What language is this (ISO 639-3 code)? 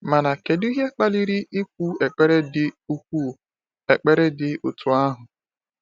ibo